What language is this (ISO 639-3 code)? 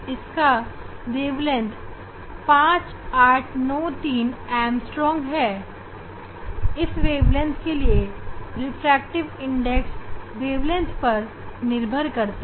hin